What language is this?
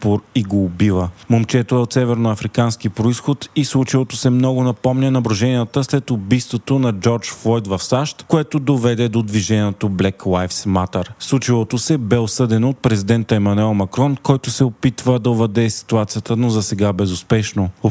Bulgarian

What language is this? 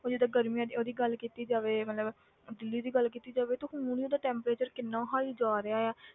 Punjabi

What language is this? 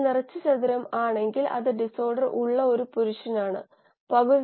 Malayalam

